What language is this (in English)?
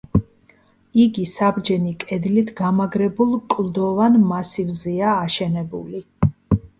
Georgian